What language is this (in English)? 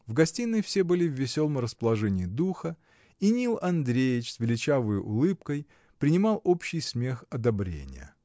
Russian